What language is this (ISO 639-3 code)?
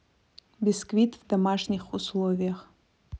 rus